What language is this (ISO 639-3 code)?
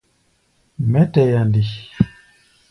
gba